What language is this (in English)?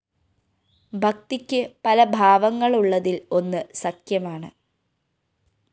Malayalam